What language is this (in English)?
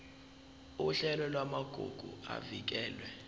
Zulu